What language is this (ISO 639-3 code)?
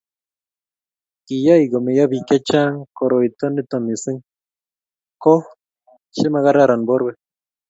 kln